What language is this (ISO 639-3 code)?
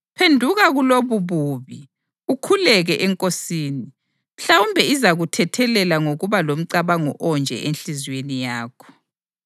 nde